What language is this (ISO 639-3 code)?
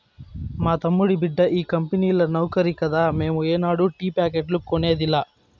tel